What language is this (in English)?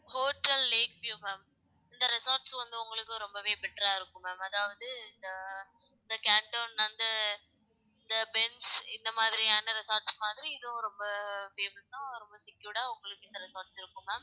Tamil